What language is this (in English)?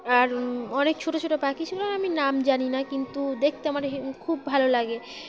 Bangla